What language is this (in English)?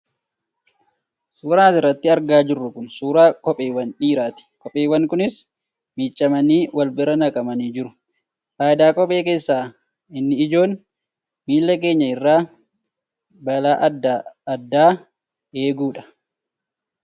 Oromo